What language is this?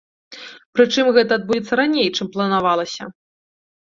Belarusian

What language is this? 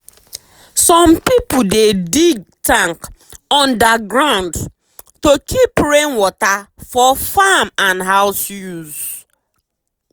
Nigerian Pidgin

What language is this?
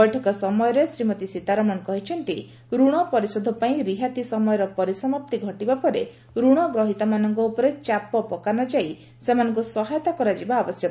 Odia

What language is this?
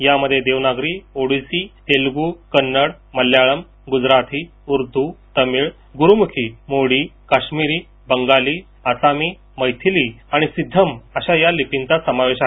Marathi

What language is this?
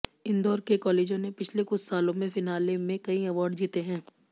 Hindi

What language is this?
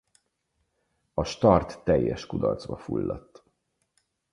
Hungarian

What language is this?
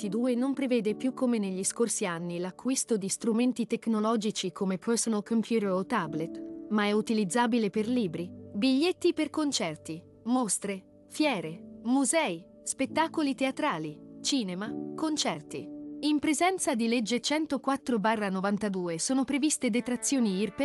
Italian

